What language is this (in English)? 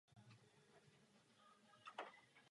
Czech